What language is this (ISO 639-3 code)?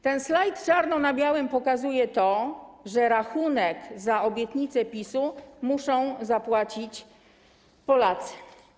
pol